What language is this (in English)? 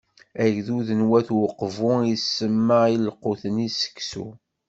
Kabyle